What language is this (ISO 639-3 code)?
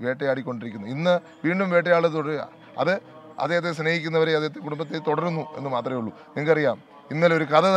ara